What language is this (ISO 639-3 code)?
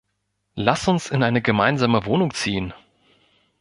deu